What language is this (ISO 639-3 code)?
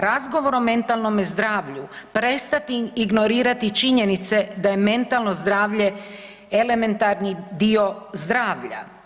hrv